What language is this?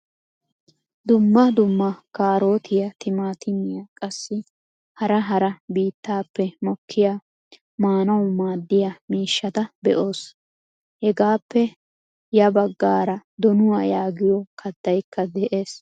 Wolaytta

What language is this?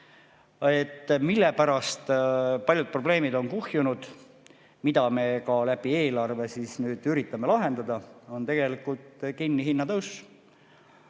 Estonian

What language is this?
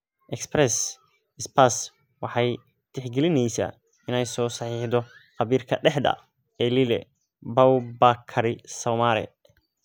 Somali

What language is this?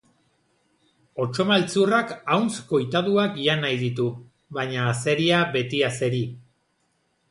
Basque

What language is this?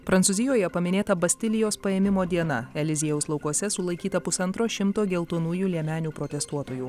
Lithuanian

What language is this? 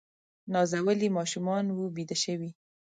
Pashto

